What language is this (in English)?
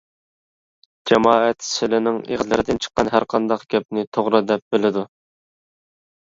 Uyghur